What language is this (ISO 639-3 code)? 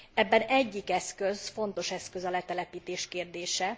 hun